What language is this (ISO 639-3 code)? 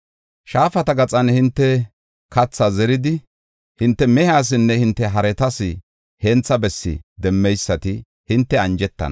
gof